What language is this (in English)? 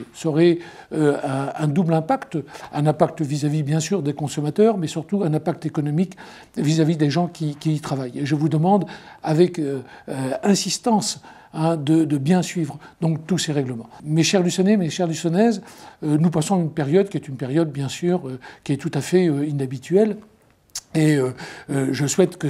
French